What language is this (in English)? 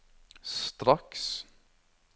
Norwegian